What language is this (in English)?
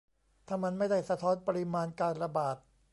Thai